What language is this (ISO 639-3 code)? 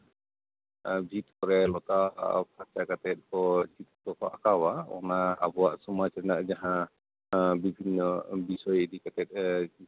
sat